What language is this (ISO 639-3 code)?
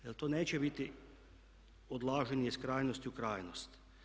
hrv